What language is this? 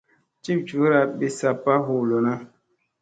Musey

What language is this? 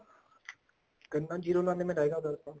Punjabi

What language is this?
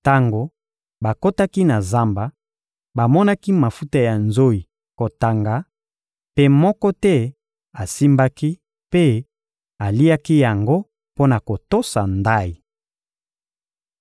Lingala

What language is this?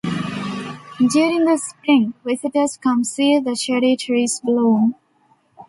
English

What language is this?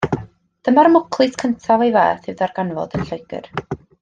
Welsh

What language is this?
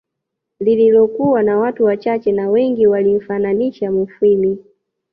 Swahili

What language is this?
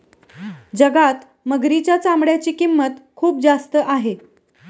Marathi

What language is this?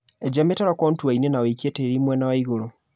Kikuyu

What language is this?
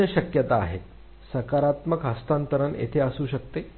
Marathi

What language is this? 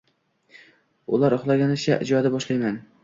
Uzbek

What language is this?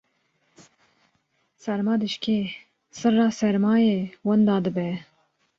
Kurdish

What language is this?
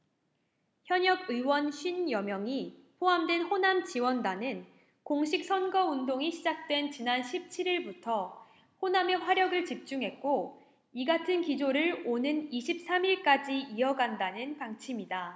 Korean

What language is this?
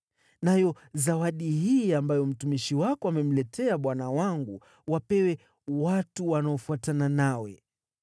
Swahili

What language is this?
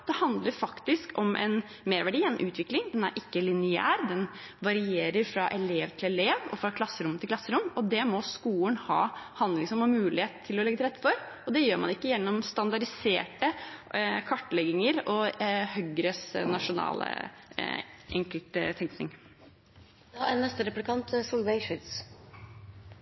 Norwegian Bokmål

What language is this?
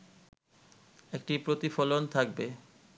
Bangla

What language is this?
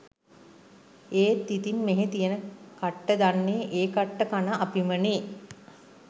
Sinhala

